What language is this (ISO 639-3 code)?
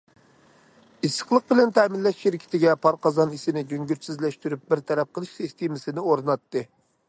uig